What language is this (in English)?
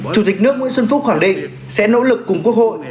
Vietnamese